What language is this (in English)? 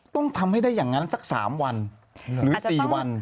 Thai